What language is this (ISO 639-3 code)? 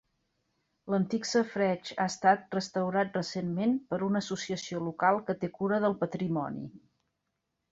cat